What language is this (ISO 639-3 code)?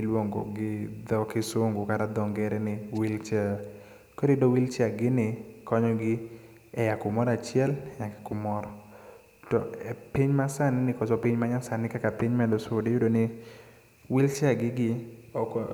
luo